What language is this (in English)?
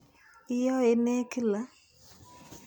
Kalenjin